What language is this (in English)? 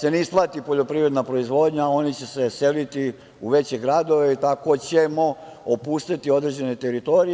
Serbian